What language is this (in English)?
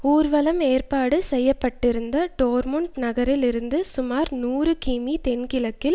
Tamil